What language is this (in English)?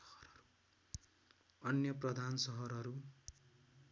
Nepali